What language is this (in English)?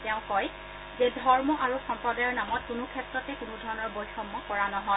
Assamese